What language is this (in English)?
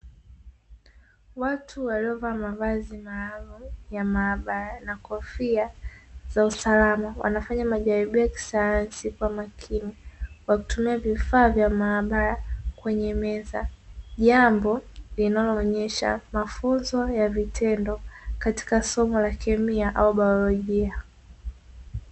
Swahili